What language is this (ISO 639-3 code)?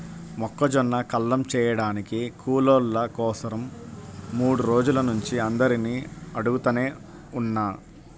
tel